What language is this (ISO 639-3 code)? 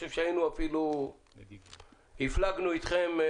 heb